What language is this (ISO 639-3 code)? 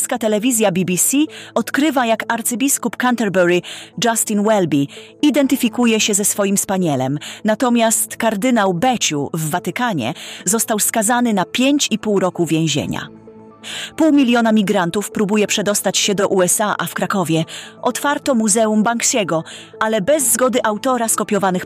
pol